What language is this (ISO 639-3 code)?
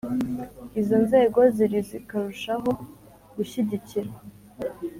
kin